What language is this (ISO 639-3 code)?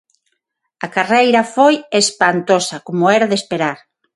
glg